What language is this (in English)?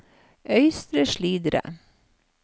Norwegian